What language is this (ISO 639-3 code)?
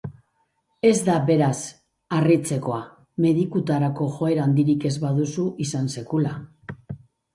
eus